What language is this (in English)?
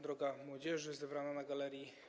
Polish